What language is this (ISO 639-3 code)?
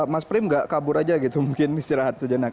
ind